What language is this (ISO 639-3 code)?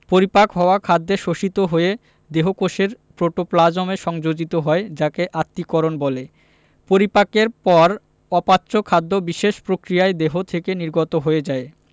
ben